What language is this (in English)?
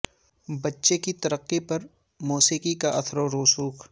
Urdu